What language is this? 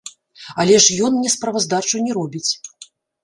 Belarusian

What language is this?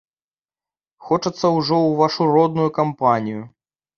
Belarusian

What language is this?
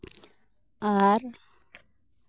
Santali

